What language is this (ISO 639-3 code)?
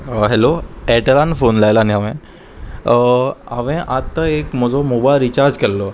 kok